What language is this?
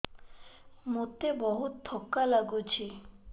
Odia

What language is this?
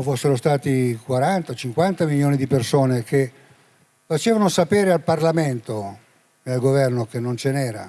Italian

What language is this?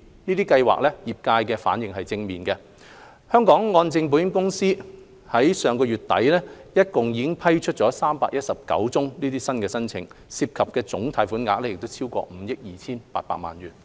Cantonese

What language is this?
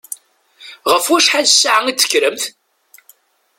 Kabyle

